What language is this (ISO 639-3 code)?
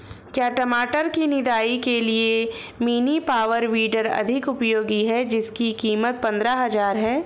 hin